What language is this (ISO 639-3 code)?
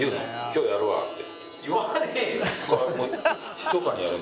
jpn